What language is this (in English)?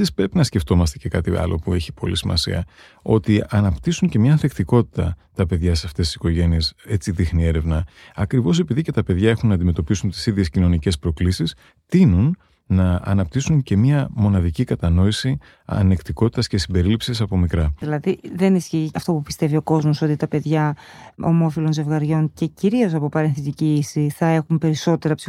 Greek